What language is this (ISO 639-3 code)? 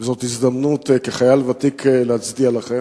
heb